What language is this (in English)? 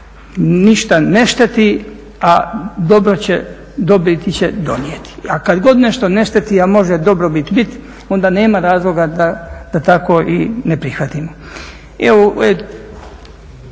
Croatian